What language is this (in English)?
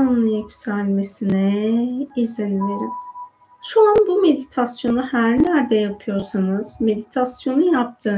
Turkish